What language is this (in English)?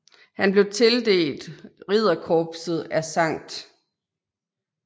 Danish